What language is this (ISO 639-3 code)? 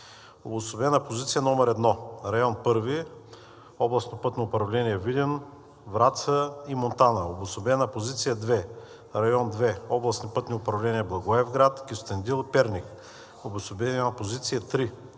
bul